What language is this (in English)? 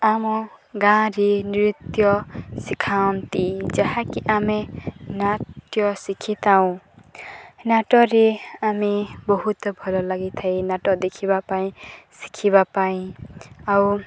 Odia